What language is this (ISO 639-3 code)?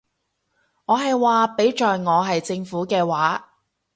yue